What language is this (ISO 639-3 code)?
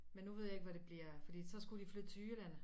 dan